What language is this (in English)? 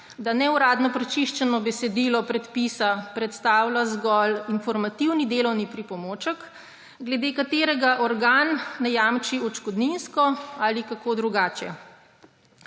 Slovenian